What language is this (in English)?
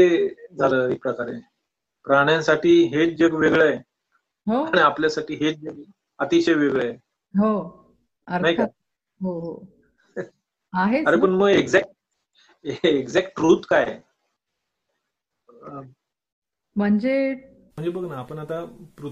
Marathi